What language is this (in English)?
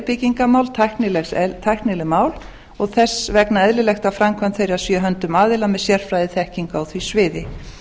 Icelandic